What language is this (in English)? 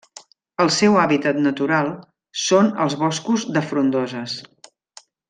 Catalan